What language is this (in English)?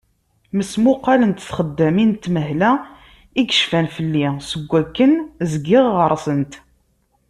Kabyle